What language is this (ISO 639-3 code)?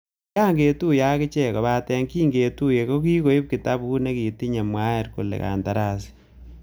kln